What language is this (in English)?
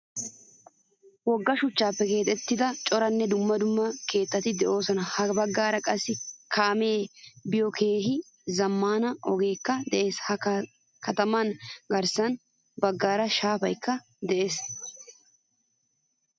Wolaytta